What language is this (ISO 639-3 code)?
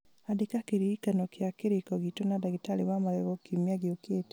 kik